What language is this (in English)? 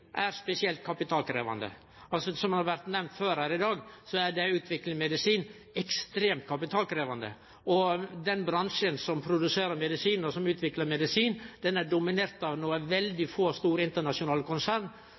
Norwegian Nynorsk